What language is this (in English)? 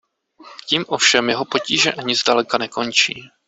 Czech